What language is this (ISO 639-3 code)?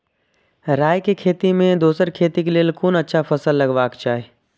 mai